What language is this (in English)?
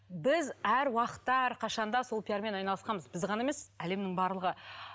Kazakh